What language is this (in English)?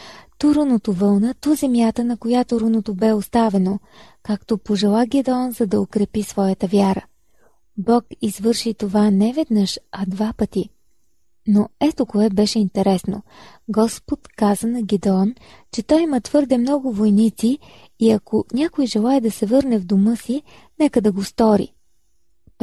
Bulgarian